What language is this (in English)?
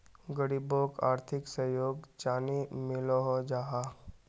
Magahi